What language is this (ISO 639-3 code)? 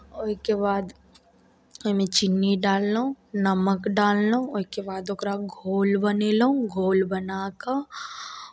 mai